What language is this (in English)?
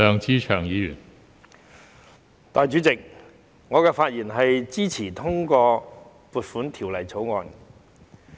Cantonese